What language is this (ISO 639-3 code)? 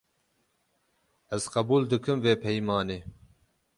kur